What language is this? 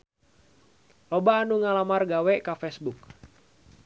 Sundanese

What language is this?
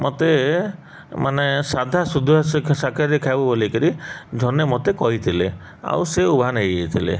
Odia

